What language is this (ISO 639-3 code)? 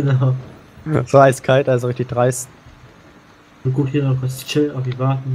deu